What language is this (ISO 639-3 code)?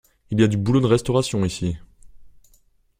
fra